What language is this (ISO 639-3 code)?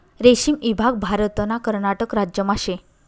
mar